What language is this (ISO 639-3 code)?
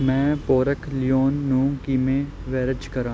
pan